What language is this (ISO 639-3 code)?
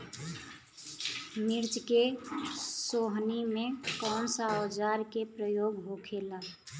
bho